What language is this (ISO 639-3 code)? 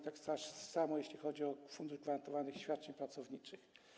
pol